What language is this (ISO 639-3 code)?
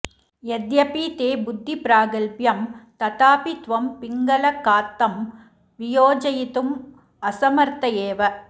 san